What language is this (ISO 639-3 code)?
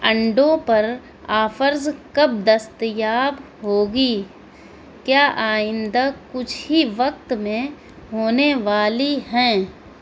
urd